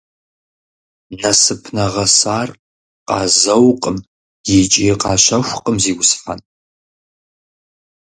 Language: Kabardian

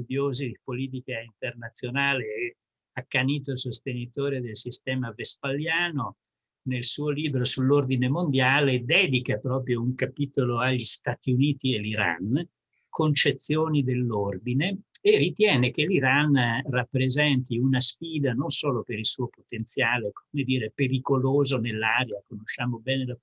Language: Italian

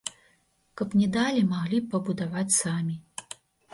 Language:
Belarusian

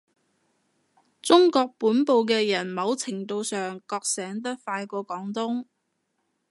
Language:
Cantonese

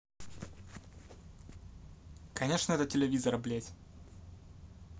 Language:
Russian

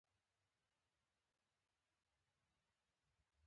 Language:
Pashto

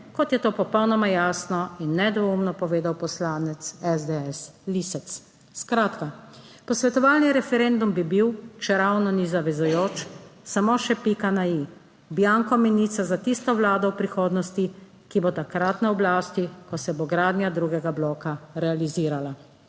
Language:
Slovenian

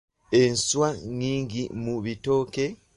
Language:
Ganda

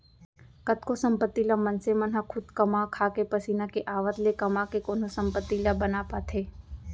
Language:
Chhattisgarhi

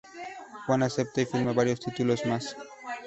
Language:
Spanish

